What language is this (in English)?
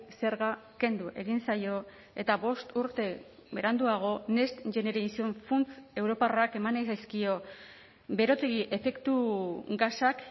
Basque